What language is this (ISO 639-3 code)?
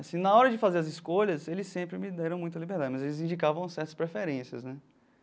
por